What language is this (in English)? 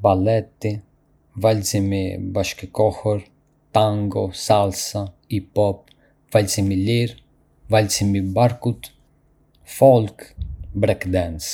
Arbëreshë Albanian